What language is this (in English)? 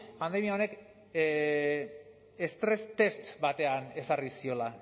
Basque